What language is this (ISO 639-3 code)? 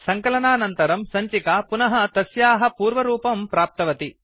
san